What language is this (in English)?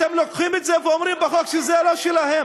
Hebrew